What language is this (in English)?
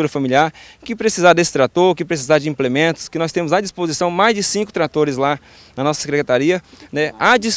Portuguese